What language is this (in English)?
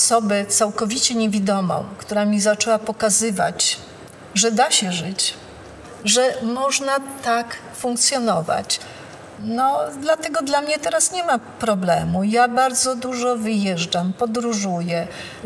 Polish